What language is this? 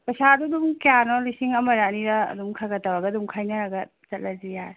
Manipuri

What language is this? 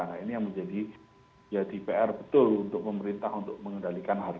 Indonesian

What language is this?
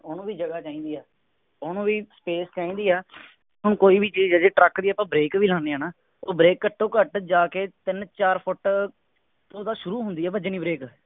Punjabi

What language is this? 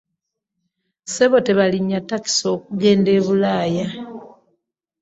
Ganda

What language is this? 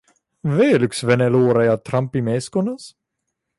Estonian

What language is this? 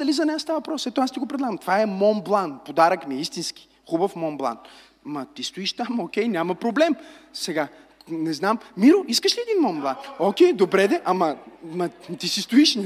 Bulgarian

